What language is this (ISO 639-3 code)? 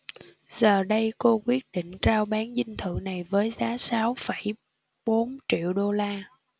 vie